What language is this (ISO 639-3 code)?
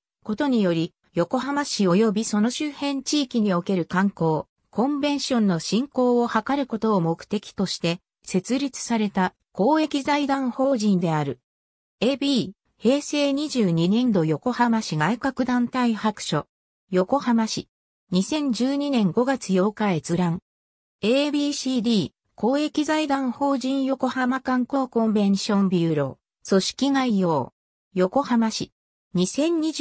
jpn